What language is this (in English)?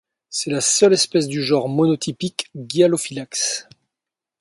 French